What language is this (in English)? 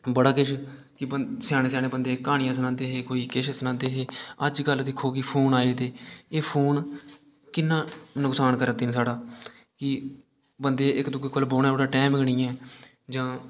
Dogri